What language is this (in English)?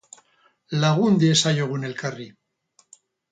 Basque